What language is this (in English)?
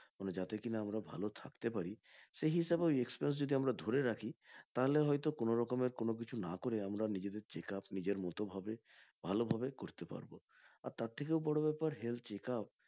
Bangla